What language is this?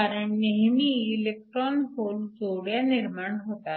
Marathi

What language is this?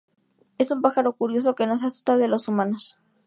Spanish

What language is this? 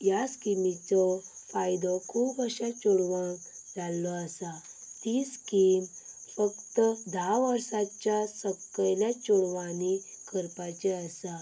Konkani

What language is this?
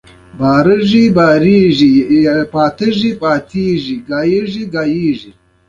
Pashto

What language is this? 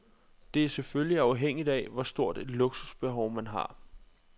Danish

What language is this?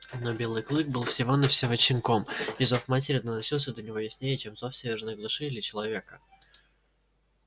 Russian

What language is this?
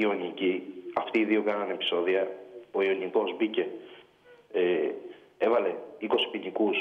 Greek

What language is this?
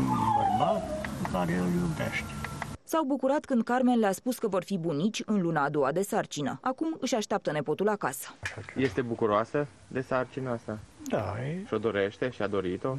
Romanian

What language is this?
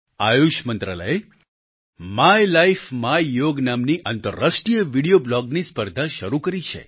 Gujarati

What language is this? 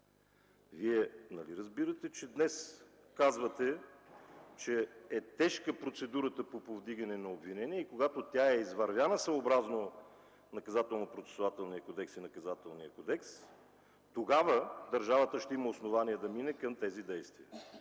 Bulgarian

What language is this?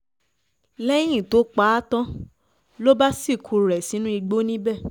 Yoruba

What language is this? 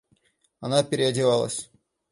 Russian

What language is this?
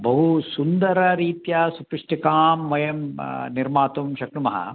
Sanskrit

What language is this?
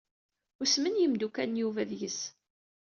Kabyle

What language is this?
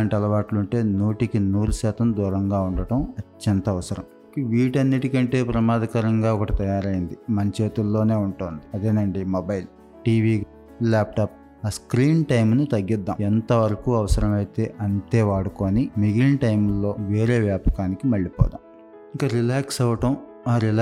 Telugu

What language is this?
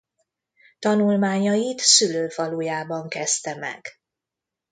Hungarian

